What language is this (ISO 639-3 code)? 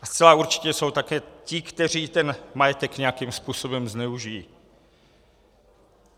ces